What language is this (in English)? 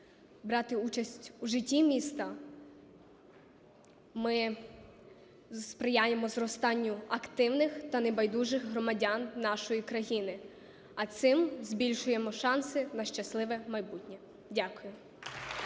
Ukrainian